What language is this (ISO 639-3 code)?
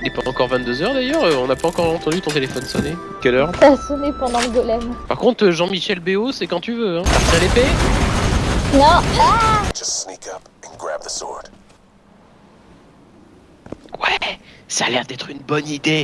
fra